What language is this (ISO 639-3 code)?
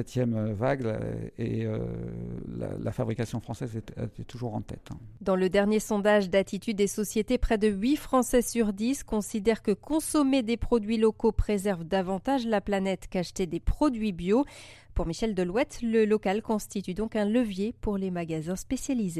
fra